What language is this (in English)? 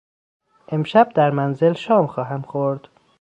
Persian